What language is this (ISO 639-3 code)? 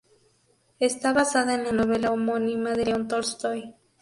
spa